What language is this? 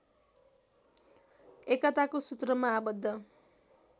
Nepali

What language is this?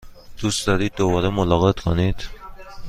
Persian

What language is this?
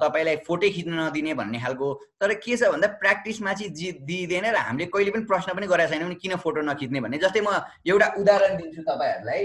Kannada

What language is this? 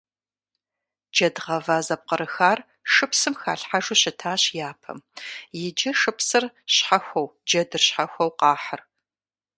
Kabardian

